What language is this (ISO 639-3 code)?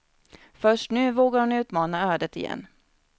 swe